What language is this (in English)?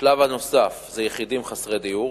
Hebrew